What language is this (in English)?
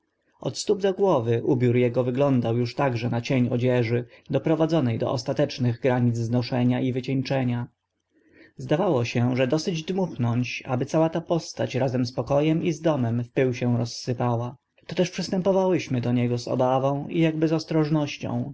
Polish